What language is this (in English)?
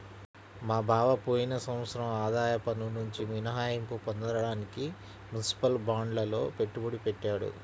Telugu